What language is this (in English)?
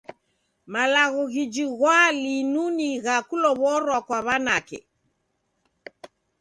Taita